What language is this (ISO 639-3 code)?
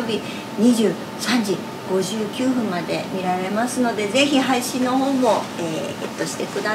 jpn